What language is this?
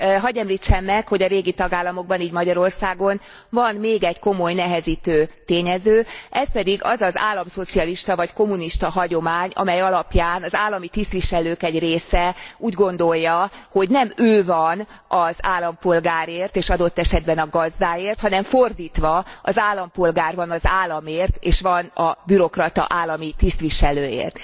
Hungarian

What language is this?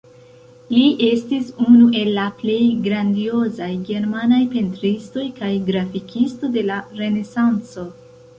Esperanto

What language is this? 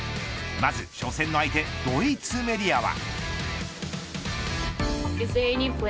Japanese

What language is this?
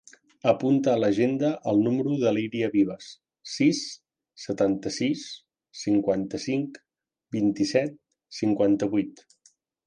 Catalan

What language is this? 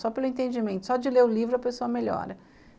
Portuguese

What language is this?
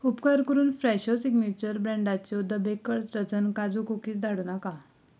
Konkani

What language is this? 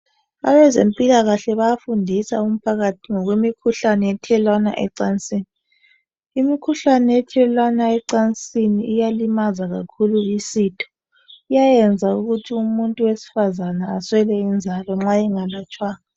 North Ndebele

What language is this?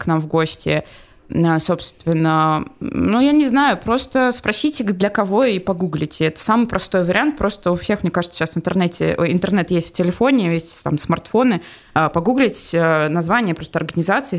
Russian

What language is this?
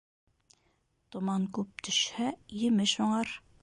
Bashkir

